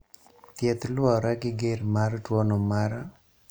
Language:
Luo (Kenya and Tanzania)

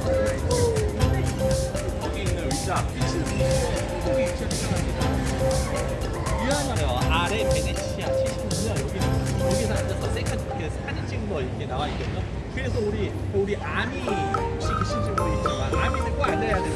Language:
Korean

